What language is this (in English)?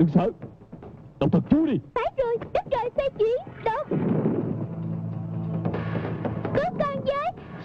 Vietnamese